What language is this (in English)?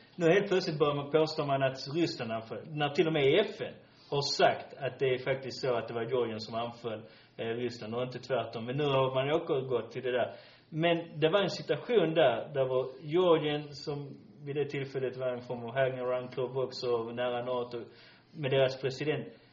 Swedish